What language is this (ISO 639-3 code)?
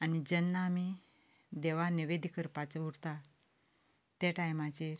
kok